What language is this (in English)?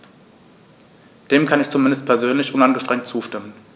German